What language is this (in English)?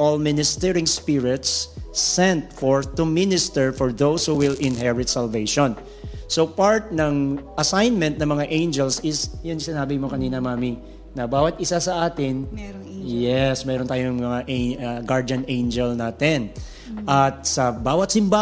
Filipino